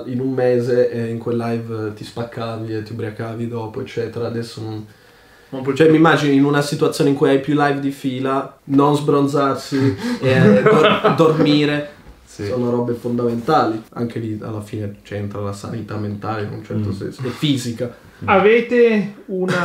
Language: Italian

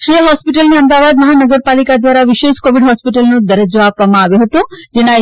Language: Gujarati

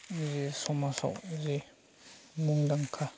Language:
Bodo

